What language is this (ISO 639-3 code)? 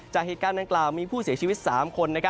tha